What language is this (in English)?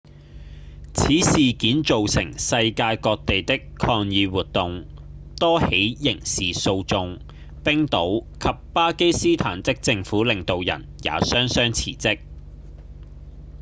Cantonese